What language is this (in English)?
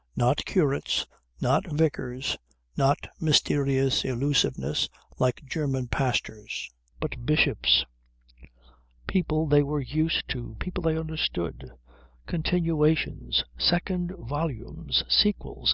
English